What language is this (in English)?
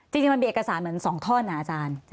Thai